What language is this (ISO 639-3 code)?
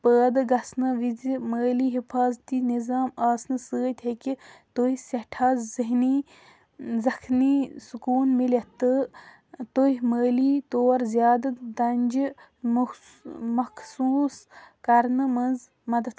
kas